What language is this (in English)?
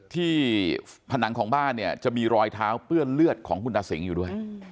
Thai